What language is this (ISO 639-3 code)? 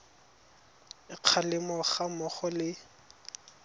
tsn